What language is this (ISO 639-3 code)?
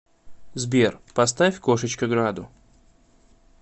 rus